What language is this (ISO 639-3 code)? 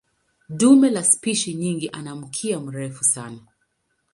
swa